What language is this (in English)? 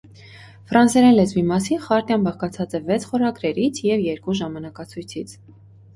Armenian